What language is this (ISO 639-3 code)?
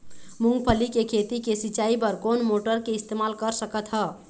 hne